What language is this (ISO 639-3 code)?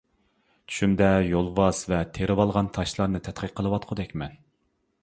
uig